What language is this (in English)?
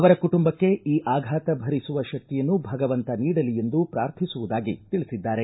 Kannada